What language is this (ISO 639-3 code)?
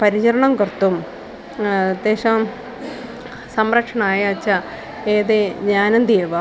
san